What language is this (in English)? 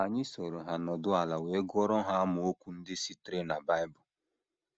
Igbo